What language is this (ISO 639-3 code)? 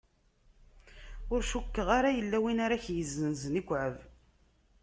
kab